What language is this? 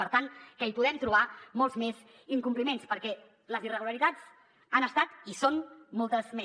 Catalan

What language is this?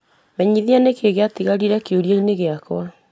Kikuyu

